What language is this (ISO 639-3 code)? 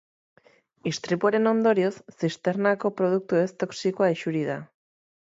eus